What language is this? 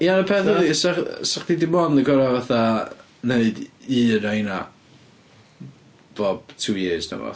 Welsh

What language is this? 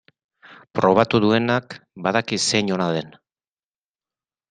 Basque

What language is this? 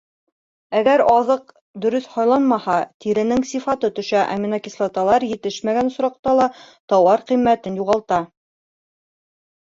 Bashkir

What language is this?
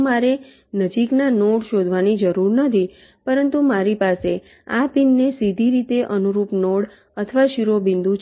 Gujarati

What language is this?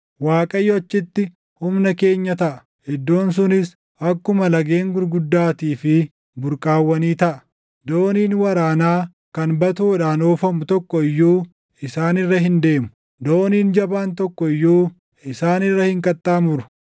Oromo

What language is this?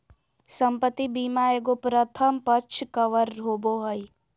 Magahi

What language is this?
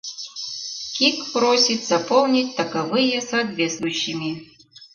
Mari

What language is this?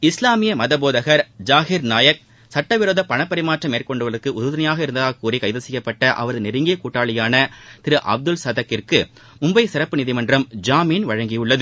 Tamil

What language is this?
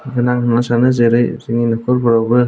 Bodo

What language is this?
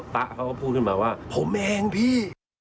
Thai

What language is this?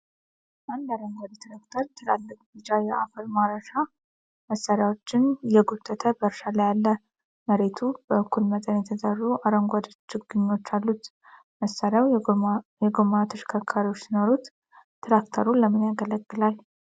Amharic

